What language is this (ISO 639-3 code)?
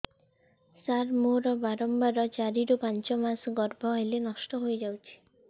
ori